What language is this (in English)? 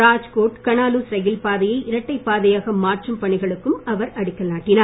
Tamil